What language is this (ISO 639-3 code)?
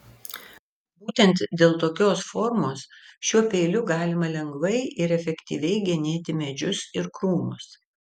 lit